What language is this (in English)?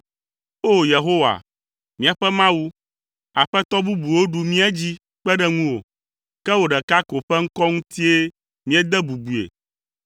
Ewe